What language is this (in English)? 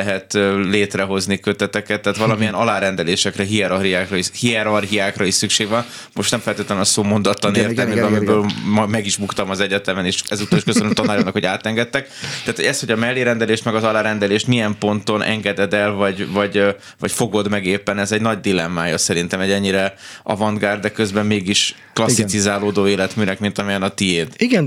Hungarian